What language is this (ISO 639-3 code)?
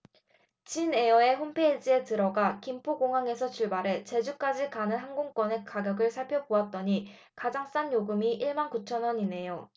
kor